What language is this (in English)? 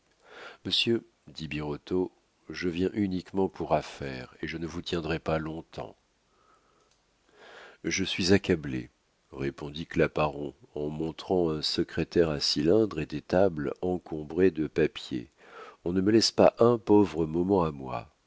French